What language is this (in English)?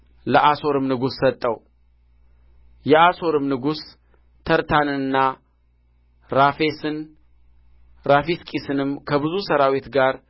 Amharic